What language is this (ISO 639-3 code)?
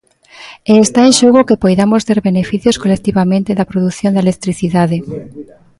glg